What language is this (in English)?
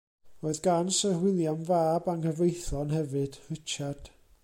Welsh